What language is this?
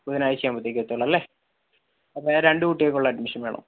Malayalam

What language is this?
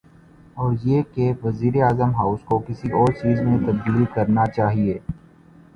Urdu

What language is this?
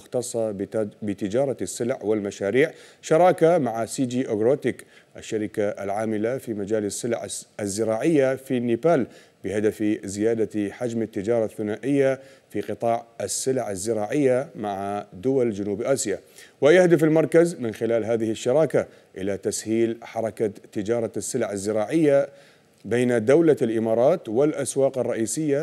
Arabic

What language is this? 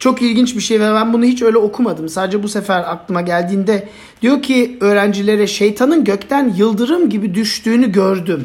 Turkish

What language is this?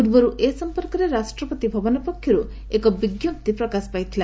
Odia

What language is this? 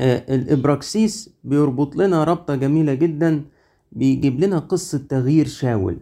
Arabic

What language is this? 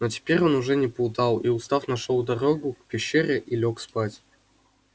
Russian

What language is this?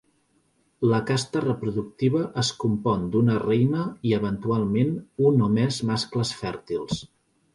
Catalan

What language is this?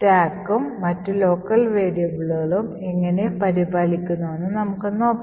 Malayalam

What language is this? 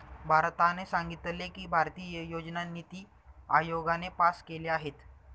Marathi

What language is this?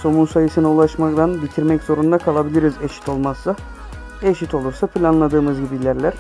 Turkish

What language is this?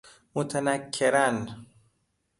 Persian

